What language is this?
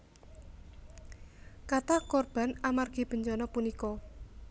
Javanese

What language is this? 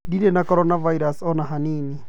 Kikuyu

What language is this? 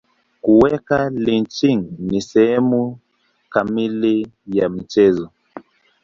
Swahili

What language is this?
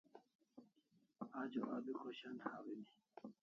Kalasha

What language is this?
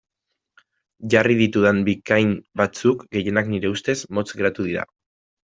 Basque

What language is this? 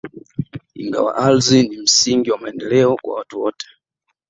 Swahili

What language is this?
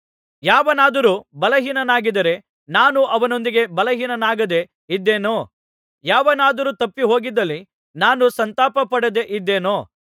Kannada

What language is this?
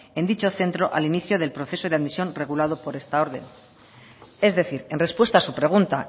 Spanish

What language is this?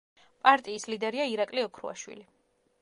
Georgian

